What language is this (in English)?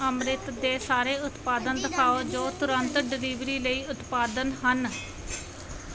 Punjabi